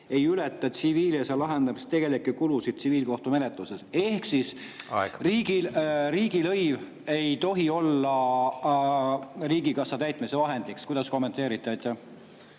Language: Estonian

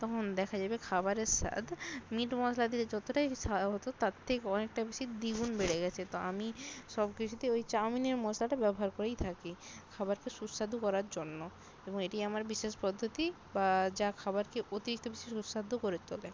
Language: Bangla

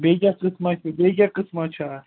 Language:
Kashmiri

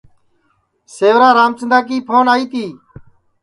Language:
Sansi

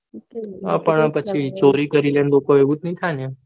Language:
Gujarati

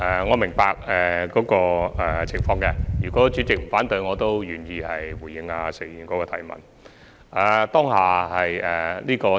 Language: Cantonese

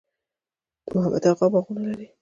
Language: Pashto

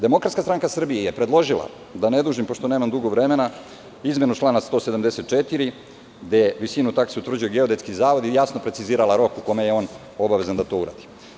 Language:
Serbian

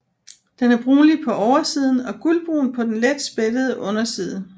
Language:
Danish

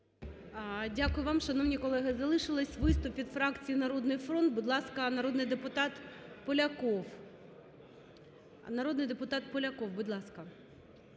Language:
Ukrainian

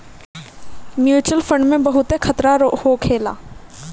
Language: Bhojpuri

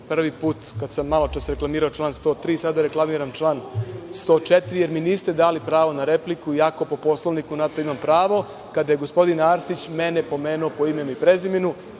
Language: Serbian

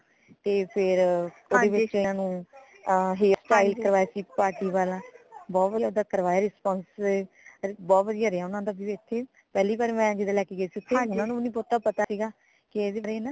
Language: Punjabi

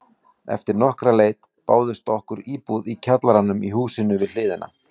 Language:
Icelandic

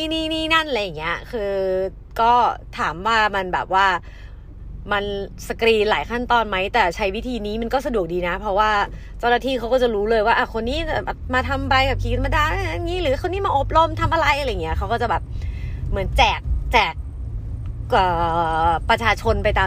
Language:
Thai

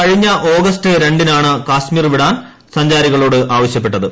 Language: Malayalam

